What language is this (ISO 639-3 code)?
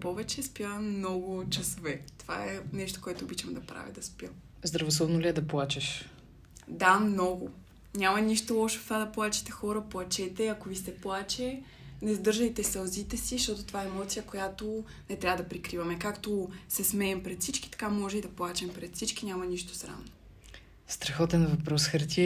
bul